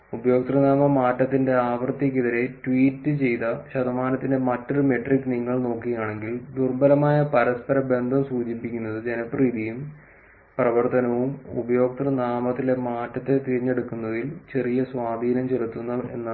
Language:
Malayalam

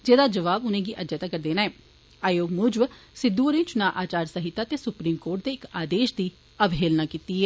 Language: Dogri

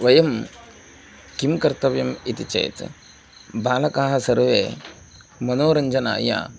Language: Sanskrit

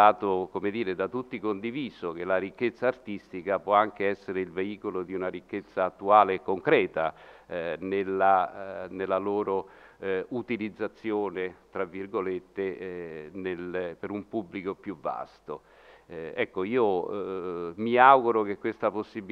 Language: Italian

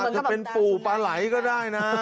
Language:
Thai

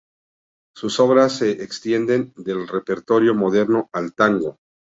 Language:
Spanish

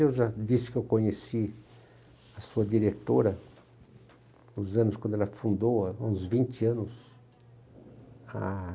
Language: Portuguese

